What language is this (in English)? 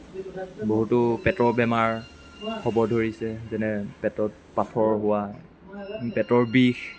Assamese